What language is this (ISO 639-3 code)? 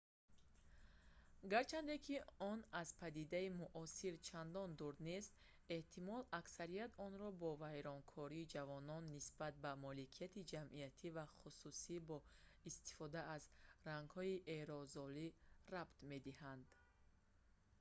tgk